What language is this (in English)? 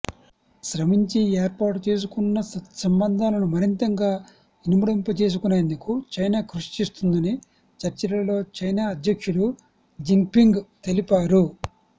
Telugu